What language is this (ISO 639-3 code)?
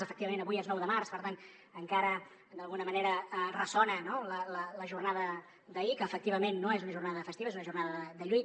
cat